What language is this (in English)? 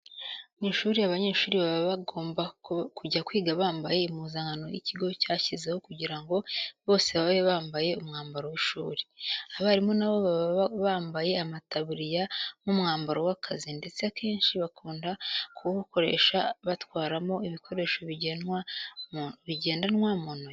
Kinyarwanda